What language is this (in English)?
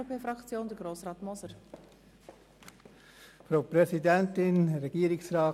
Swiss German